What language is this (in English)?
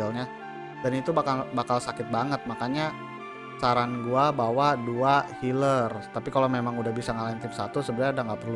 Indonesian